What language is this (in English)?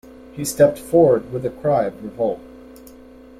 English